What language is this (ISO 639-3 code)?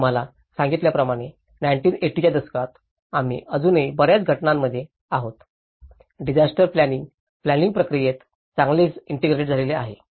mar